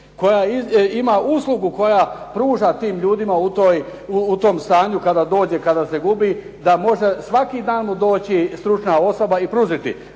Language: Croatian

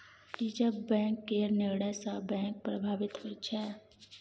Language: Maithili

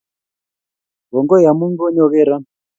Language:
Kalenjin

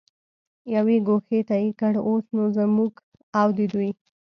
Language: Pashto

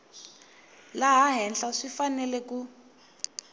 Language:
Tsonga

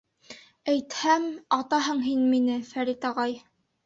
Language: Bashkir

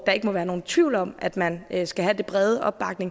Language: Danish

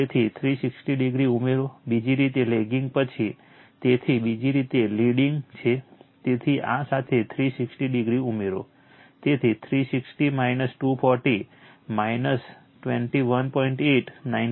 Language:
Gujarati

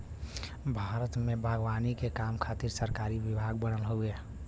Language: Bhojpuri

